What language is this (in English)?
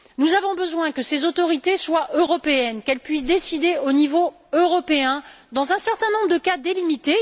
French